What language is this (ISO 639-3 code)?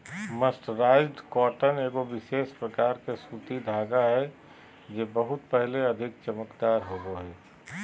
mag